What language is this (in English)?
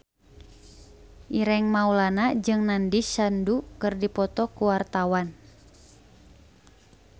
Sundanese